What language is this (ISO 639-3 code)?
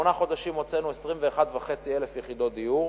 heb